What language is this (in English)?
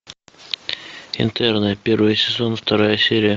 Russian